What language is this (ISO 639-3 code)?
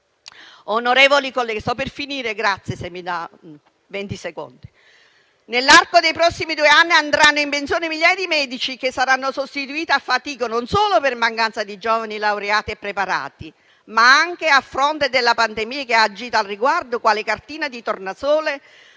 ita